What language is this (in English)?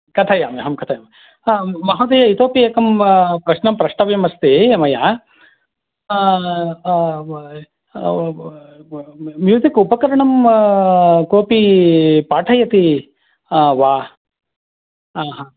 Sanskrit